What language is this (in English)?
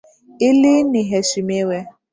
Swahili